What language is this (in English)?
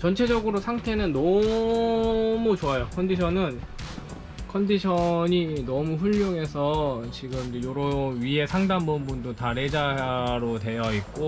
Korean